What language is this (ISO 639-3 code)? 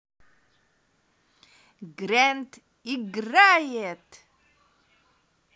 rus